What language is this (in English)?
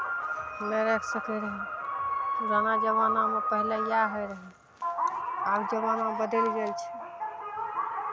Maithili